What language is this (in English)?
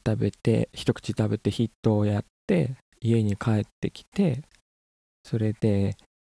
Japanese